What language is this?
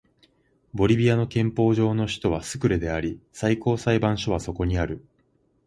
Japanese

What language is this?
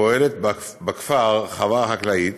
Hebrew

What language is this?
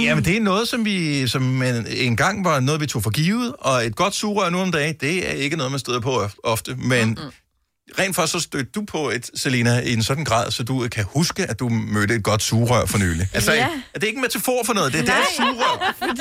Danish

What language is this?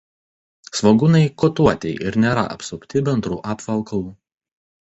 Lithuanian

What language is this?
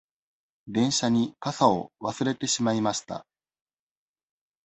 Japanese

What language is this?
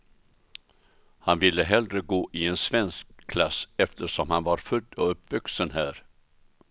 Swedish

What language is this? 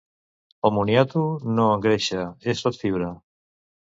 Catalan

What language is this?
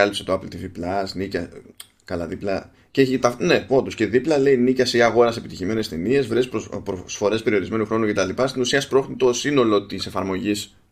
Greek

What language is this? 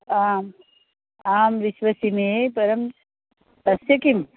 Sanskrit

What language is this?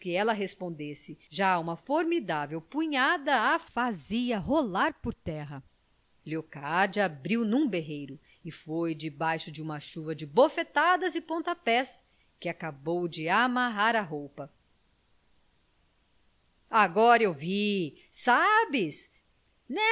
Portuguese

